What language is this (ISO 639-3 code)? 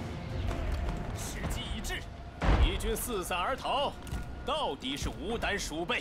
tha